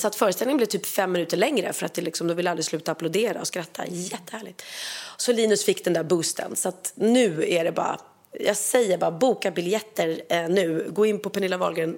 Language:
Swedish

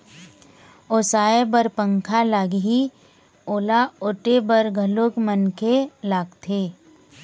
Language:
Chhattisgarhi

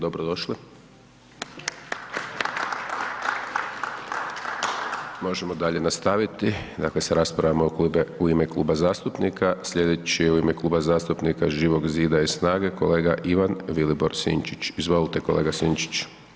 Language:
Croatian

